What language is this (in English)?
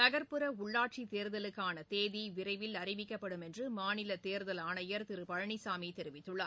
Tamil